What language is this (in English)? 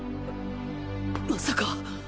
Japanese